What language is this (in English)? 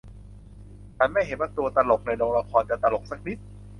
Thai